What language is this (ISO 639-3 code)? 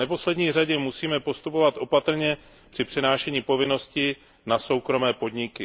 ces